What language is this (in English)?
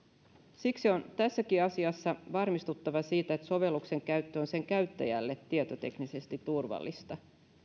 Finnish